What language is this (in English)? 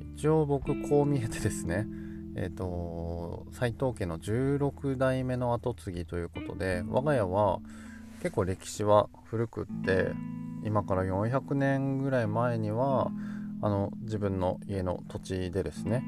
Japanese